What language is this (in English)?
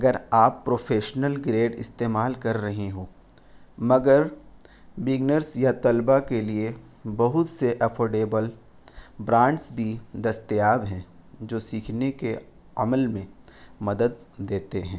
Urdu